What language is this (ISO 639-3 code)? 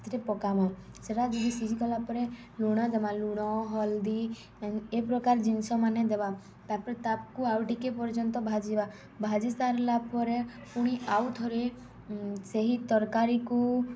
ori